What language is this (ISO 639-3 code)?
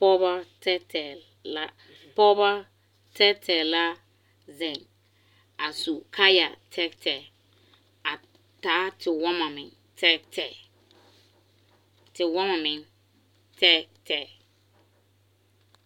dga